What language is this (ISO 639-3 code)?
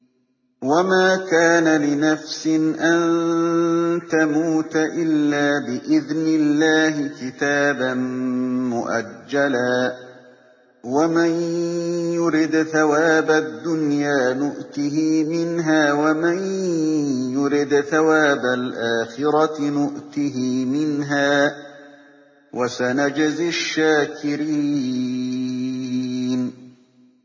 ara